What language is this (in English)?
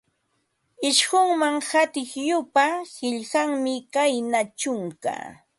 Ambo-Pasco Quechua